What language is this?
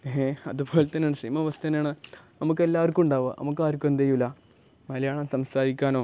Malayalam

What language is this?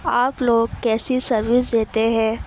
Urdu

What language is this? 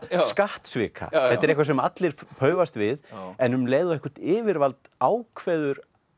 Icelandic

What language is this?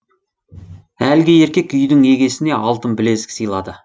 Kazakh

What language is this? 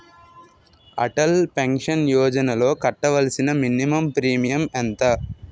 Telugu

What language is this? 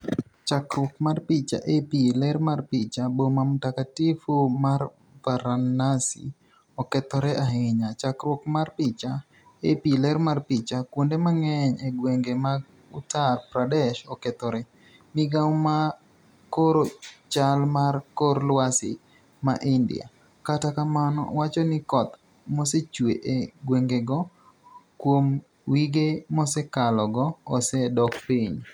Luo (Kenya and Tanzania)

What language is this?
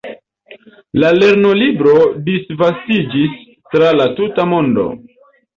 Esperanto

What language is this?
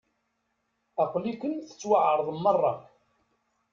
Kabyle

